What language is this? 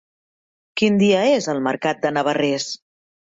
Catalan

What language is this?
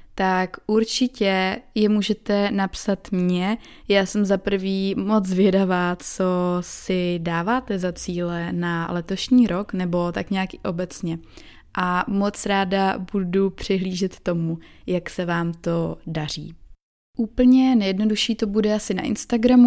Czech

